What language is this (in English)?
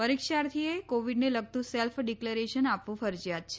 Gujarati